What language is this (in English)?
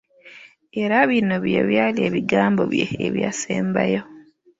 Ganda